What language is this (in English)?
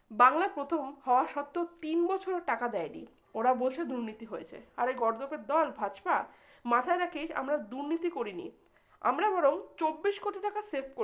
Bangla